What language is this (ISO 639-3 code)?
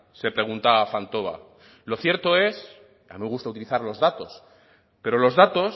spa